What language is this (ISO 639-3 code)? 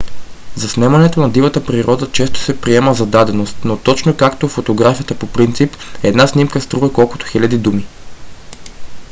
bul